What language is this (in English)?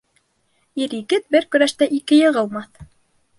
Bashkir